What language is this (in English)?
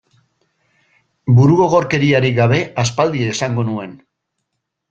Basque